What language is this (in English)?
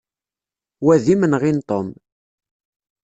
Kabyle